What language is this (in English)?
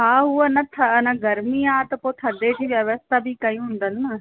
Sindhi